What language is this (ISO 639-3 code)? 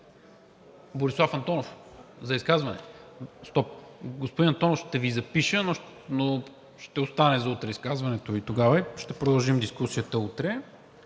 bul